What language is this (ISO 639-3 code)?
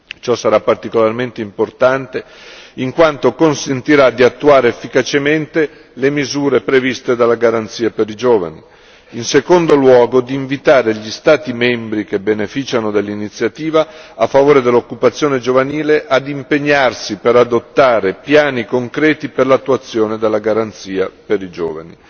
ita